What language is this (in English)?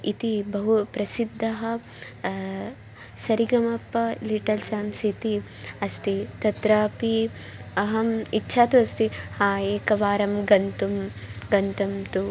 Sanskrit